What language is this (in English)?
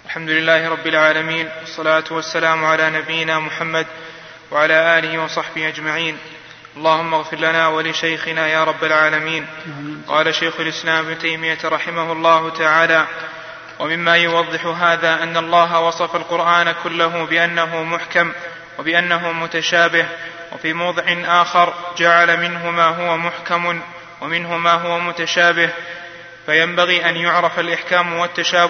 Arabic